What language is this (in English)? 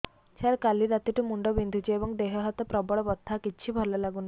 Odia